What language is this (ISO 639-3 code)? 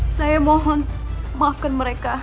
ind